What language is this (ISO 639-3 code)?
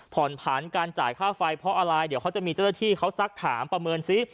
tha